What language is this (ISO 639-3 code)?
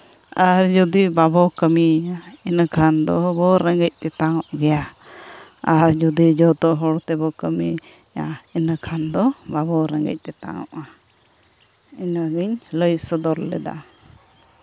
sat